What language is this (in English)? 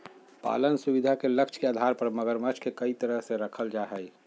Magahi